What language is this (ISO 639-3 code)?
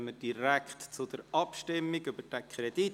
gsw